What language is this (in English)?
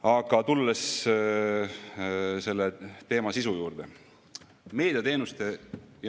Estonian